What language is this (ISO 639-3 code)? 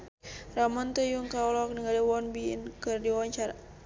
sun